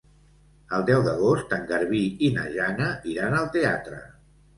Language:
Catalan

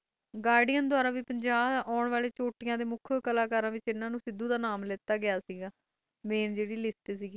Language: Punjabi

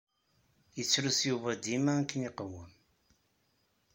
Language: Kabyle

